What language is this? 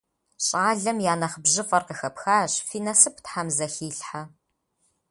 Kabardian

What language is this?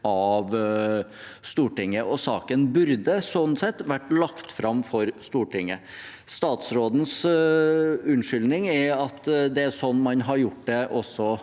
Norwegian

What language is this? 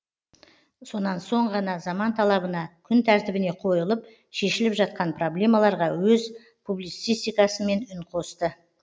Kazakh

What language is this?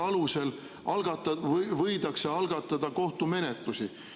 Estonian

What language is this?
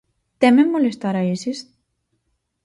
Galician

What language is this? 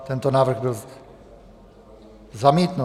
Czech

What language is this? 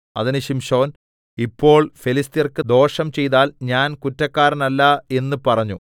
Malayalam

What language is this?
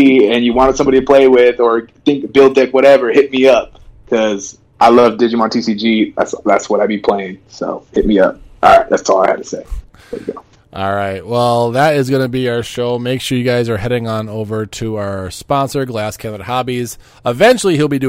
English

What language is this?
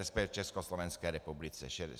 Czech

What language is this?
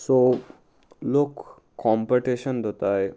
Konkani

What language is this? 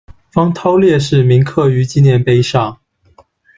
Chinese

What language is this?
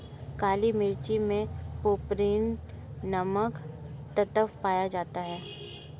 Hindi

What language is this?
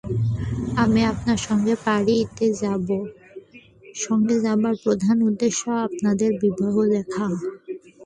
Bangla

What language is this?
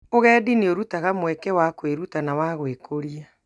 Kikuyu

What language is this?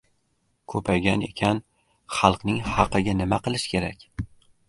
Uzbek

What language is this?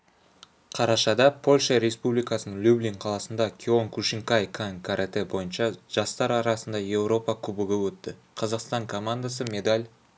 Kazakh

